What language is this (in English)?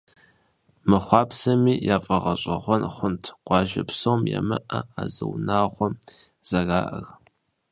Kabardian